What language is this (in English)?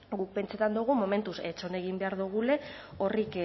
Basque